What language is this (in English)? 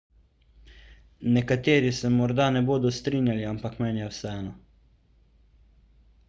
Slovenian